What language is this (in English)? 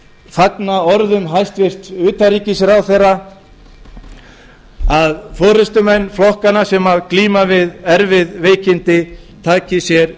Icelandic